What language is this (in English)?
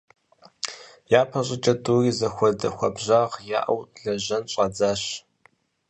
Kabardian